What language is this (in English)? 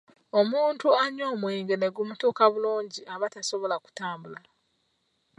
Ganda